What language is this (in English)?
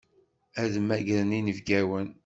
Kabyle